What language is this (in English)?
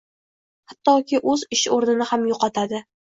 Uzbek